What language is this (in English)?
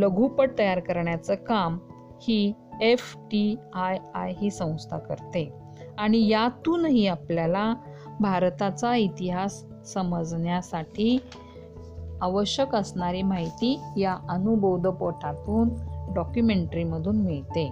Marathi